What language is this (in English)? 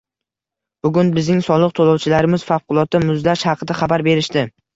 Uzbek